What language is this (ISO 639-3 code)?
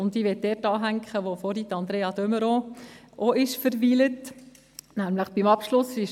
gsw